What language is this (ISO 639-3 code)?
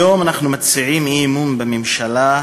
heb